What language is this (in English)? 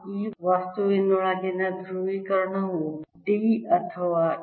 Kannada